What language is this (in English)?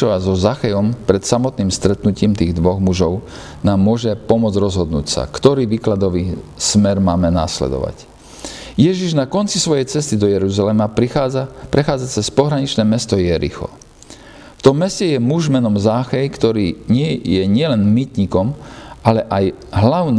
Slovak